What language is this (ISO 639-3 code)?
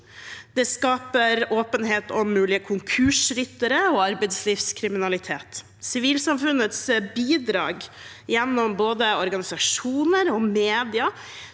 nor